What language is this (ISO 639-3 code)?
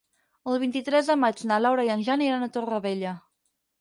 cat